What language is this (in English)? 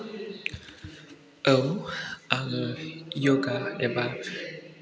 Bodo